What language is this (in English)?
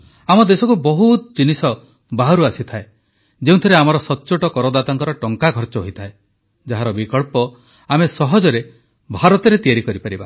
Odia